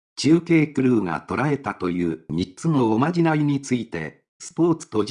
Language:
Japanese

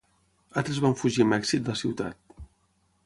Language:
Catalan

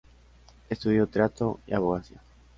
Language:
Spanish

